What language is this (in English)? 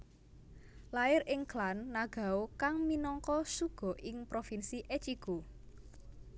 Javanese